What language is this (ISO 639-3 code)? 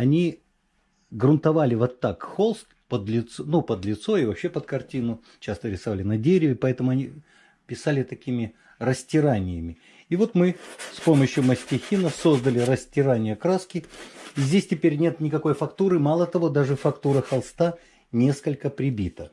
rus